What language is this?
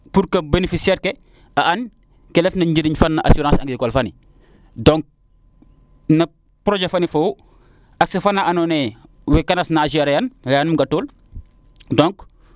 Serer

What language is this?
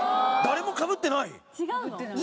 Japanese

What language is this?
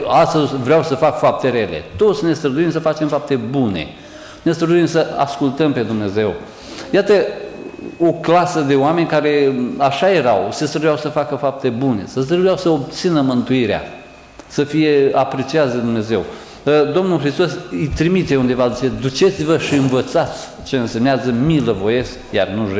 Romanian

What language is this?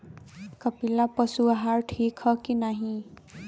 Bhojpuri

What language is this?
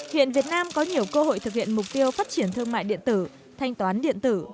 Vietnamese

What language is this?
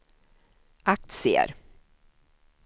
Swedish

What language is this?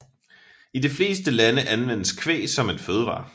Danish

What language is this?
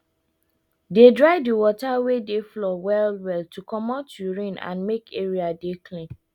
Nigerian Pidgin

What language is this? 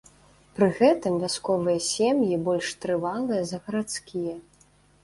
Belarusian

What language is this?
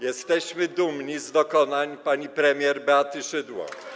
Polish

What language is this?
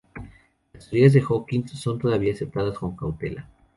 Spanish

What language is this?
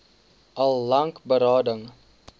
Afrikaans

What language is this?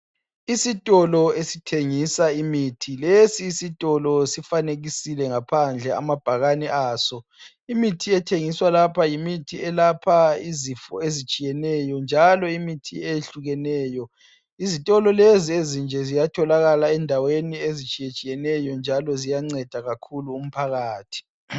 North Ndebele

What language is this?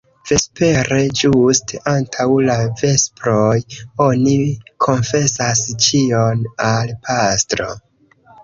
Esperanto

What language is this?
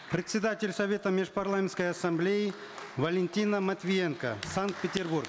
Kazakh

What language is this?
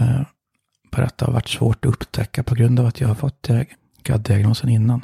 Swedish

